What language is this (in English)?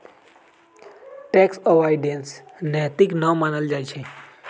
Magahi